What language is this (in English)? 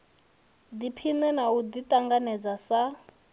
Venda